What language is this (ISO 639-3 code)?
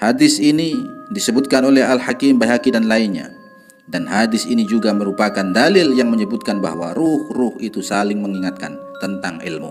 ind